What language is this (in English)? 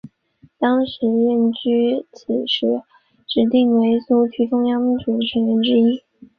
Chinese